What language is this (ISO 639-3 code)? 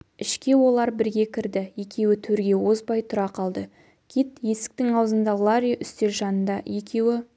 kaz